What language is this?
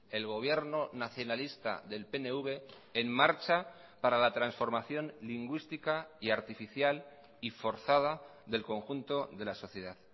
Spanish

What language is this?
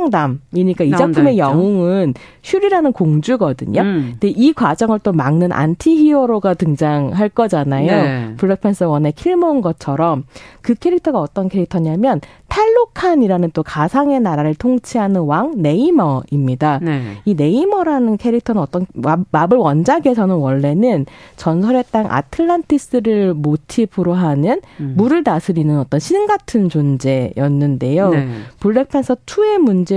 Korean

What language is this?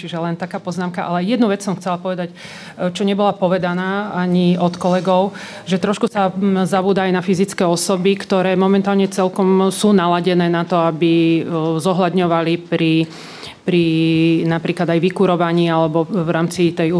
Slovak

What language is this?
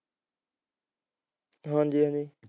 Punjabi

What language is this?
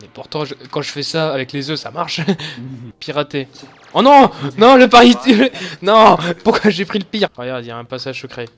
French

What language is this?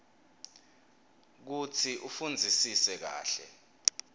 Swati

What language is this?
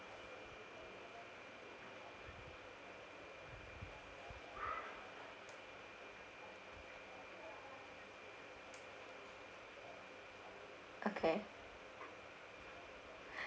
English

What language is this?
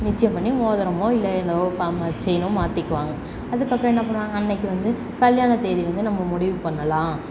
Tamil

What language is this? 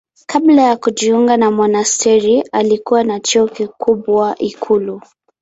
Swahili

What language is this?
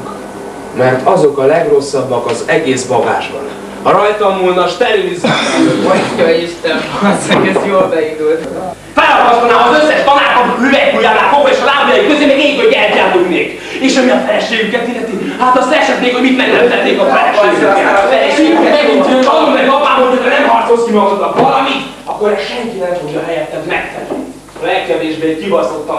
Hungarian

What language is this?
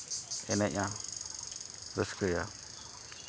Santali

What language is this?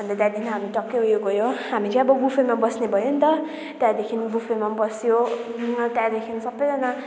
Nepali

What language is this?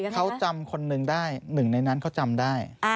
Thai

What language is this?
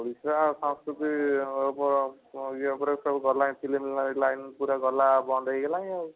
Odia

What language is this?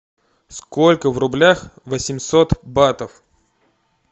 Russian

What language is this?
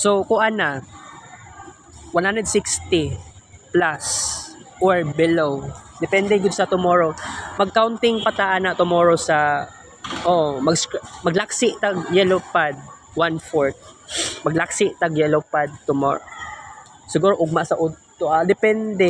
Filipino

